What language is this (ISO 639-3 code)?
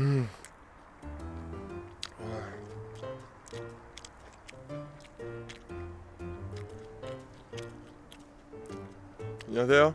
kor